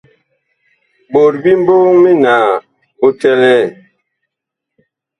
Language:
Bakoko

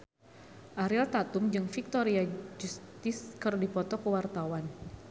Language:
Sundanese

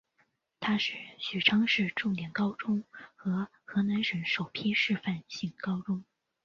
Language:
Chinese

